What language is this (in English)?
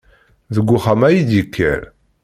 Kabyle